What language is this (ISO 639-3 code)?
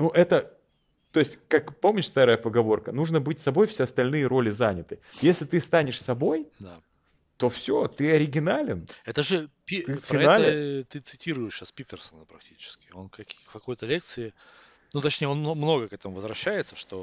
rus